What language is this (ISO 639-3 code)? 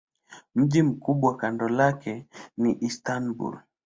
swa